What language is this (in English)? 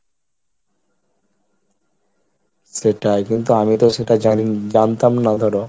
Bangla